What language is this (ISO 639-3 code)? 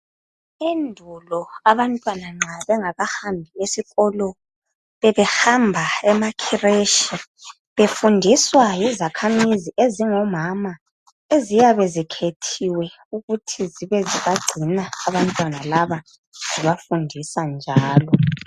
nde